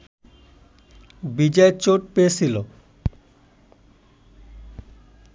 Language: Bangla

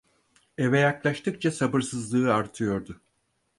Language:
Turkish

